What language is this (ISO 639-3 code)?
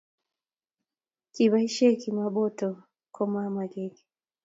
kln